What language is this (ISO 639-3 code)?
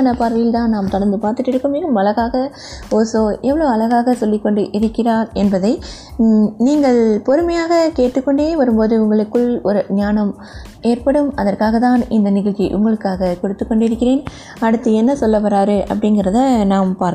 tam